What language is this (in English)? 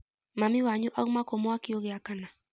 Kikuyu